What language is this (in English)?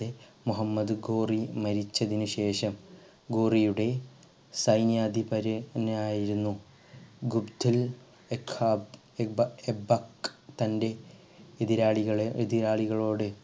Malayalam